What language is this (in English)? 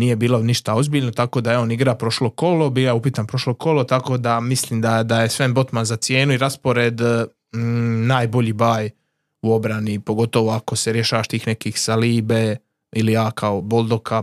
Croatian